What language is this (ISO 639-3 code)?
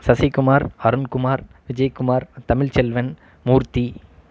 tam